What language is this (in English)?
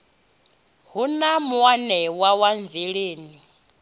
Venda